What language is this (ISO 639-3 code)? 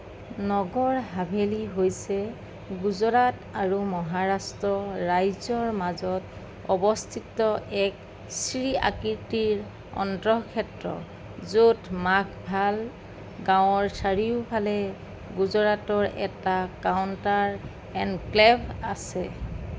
asm